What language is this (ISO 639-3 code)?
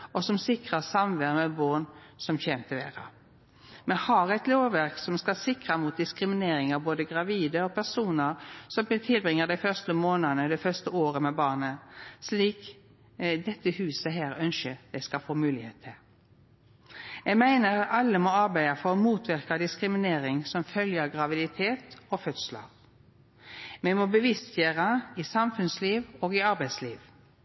nno